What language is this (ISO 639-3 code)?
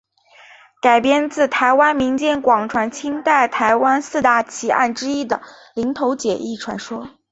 zho